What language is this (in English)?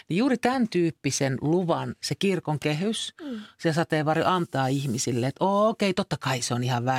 Finnish